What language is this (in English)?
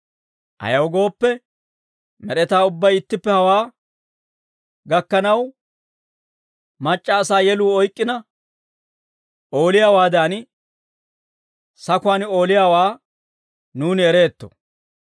Dawro